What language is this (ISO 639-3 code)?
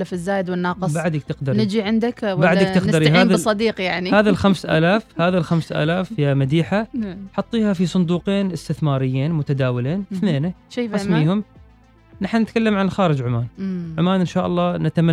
ara